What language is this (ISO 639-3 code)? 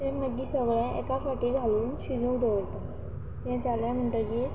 kok